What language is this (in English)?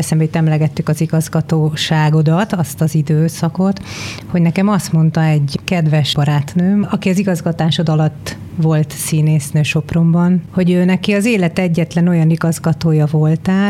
Hungarian